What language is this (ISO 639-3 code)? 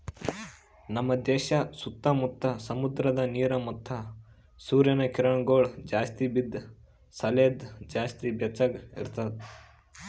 kan